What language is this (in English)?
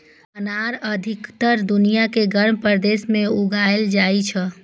Maithili